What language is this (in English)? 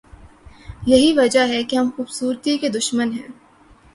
Urdu